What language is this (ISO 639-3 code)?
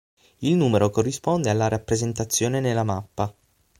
ita